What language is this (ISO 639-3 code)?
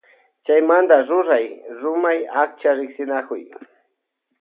qvj